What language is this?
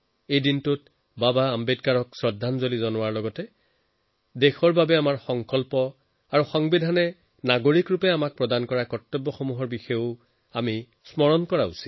Assamese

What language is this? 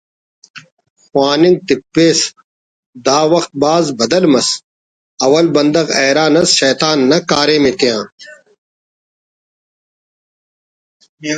Brahui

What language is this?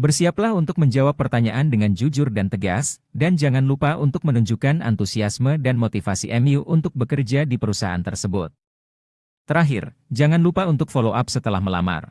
Indonesian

